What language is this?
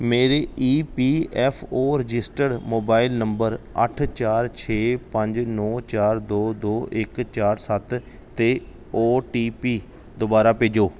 Punjabi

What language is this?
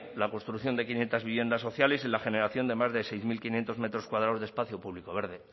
Spanish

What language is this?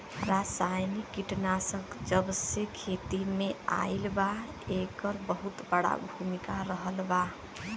Bhojpuri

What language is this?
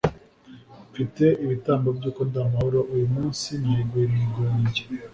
Kinyarwanda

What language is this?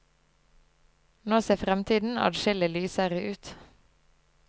Norwegian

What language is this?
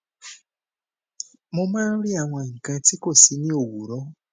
Yoruba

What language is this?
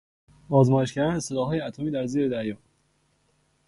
Persian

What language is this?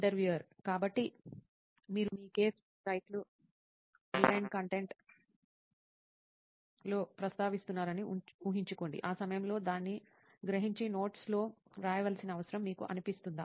Telugu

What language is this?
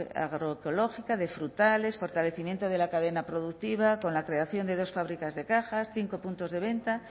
Spanish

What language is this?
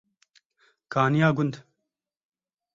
Kurdish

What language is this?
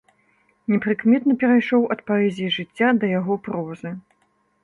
Belarusian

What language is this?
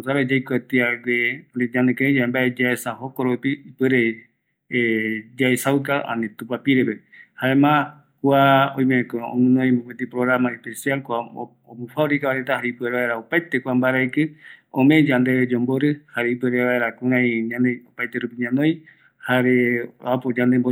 Eastern Bolivian Guaraní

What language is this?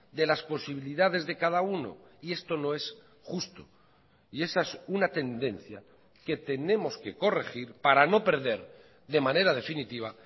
Spanish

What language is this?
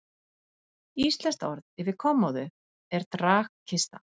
Icelandic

